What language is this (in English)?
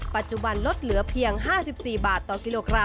Thai